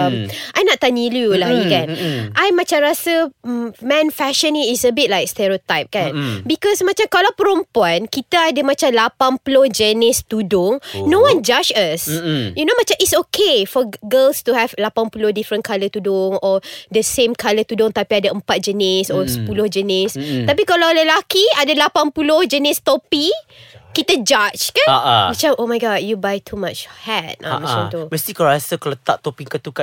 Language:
Malay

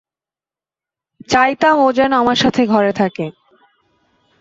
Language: Bangla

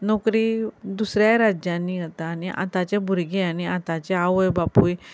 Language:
Konkani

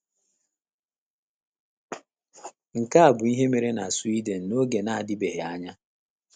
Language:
Igbo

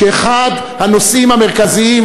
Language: Hebrew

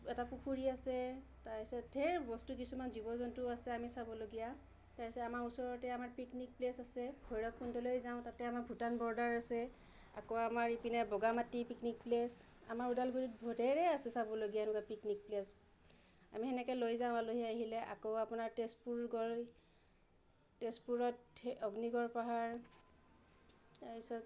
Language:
Assamese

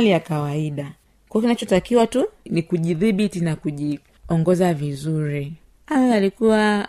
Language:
Swahili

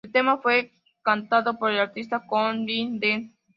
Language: Spanish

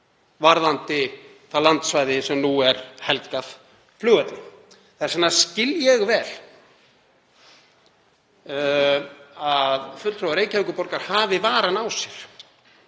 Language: Icelandic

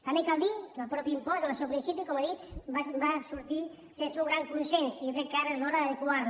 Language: Catalan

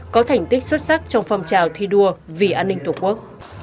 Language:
Vietnamese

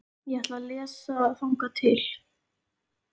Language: Icelandic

